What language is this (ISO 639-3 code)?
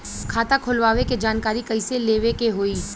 bho